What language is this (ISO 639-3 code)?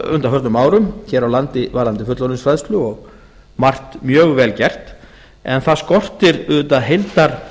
isl